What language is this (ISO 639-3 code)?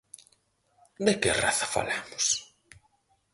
glg